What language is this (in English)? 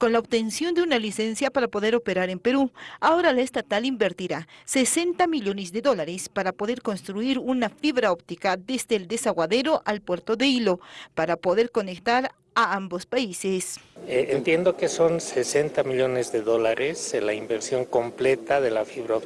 Spanish